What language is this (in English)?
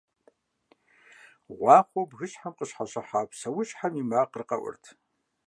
Kabardian